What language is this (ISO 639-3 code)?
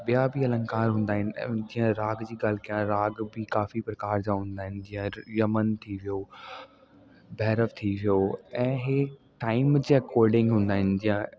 snd